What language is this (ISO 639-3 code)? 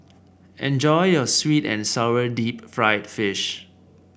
eng